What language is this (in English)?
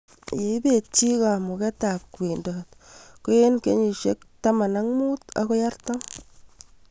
Kalenjin